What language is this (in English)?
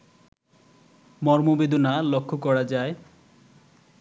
Bangla